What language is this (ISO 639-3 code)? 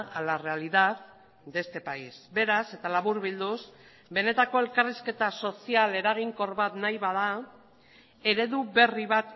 eus